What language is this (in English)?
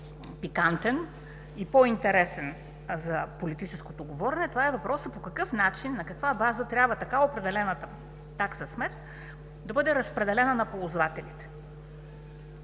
Bulgarian